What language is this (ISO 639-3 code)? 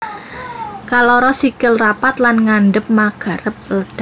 jav